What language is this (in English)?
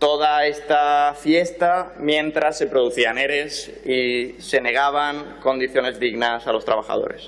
Spanish